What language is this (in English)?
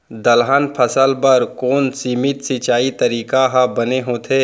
Chhattisgarhi